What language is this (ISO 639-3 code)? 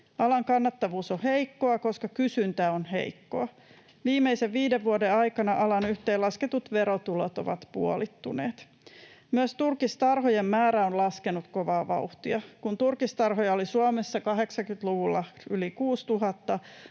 fin